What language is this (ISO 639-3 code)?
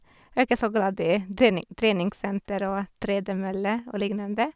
nor